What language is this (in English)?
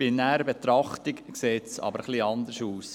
Swiss German